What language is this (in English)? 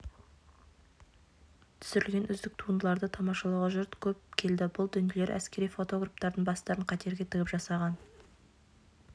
Kazakh